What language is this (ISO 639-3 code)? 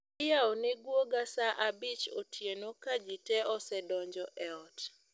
luo